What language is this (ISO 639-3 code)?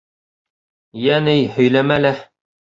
bak